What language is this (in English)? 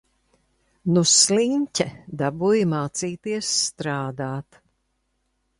Latvian